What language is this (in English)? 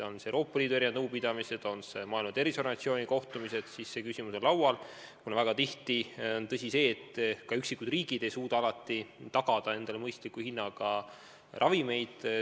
Estonian